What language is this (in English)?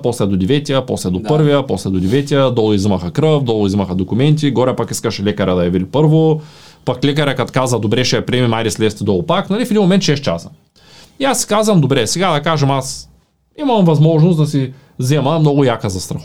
Bulgarian